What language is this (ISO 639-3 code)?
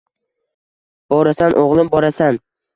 uzb